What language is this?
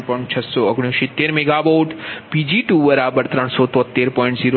Gujarati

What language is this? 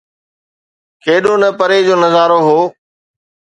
Sindhi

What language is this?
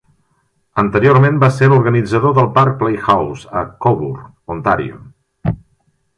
Catalan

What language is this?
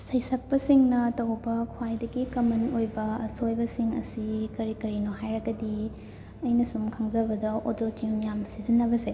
Manipuri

